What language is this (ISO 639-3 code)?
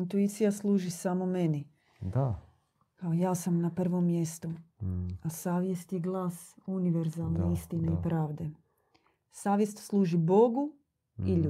hrv